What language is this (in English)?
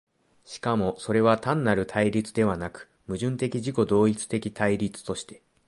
Japanese